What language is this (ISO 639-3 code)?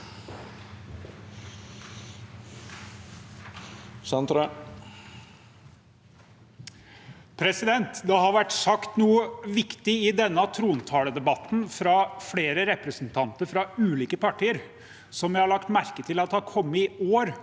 nor